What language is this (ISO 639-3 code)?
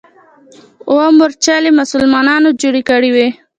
pus